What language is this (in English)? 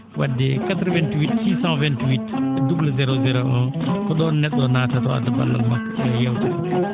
Fula